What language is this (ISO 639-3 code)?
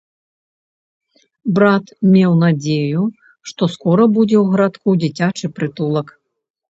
bel